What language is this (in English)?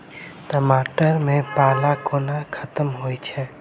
Maithili